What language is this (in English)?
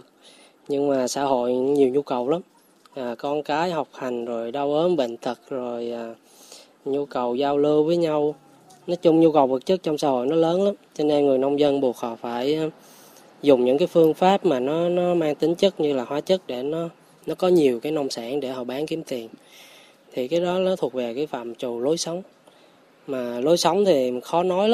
Vietnamese